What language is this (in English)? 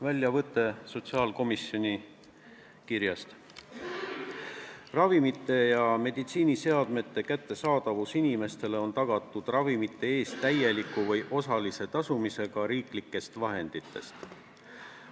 Estonian